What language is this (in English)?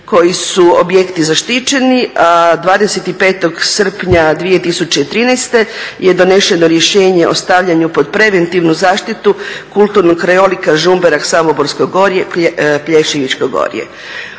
Croatian